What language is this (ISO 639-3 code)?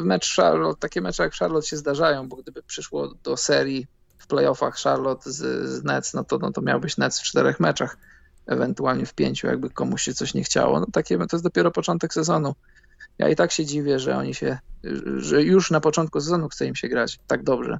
pol